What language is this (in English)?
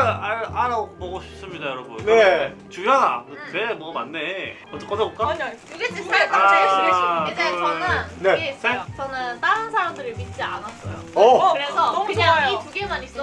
Korean